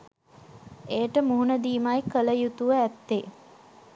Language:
Sinhala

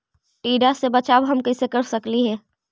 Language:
Magahi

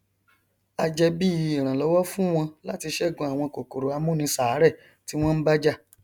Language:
Yoruba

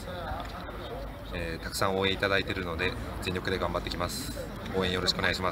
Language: Japanese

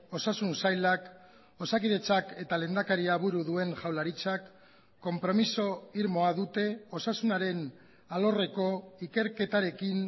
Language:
Basque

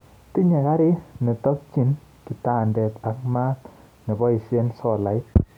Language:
Kalenjin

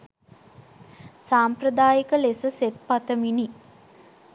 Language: Sinhala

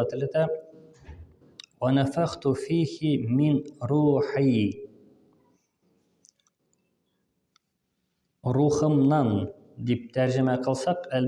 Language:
Turkish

